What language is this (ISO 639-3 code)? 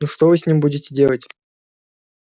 rus